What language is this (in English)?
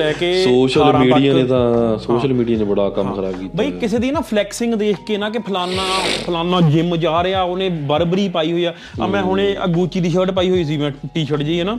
Punjabi